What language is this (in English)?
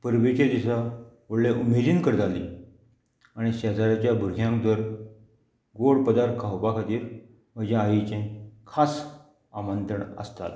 Konkani